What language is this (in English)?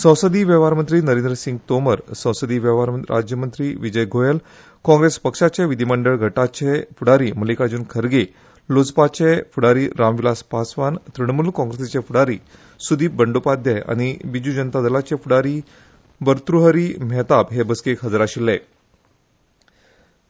Konkani